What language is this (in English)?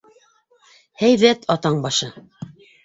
Bashkir